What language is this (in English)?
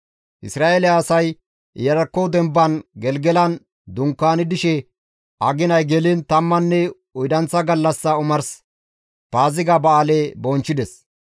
Gamo